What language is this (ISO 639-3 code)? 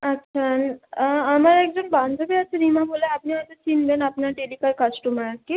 ben